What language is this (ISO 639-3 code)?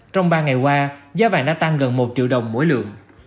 vie